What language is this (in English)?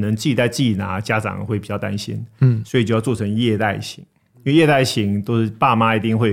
Chinese